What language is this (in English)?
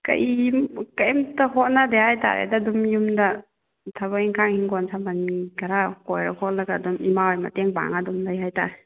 Manipuri